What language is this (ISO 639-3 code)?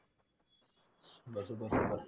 tam